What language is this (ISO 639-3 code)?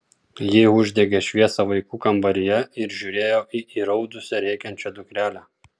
lit